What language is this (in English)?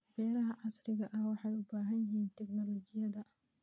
Somali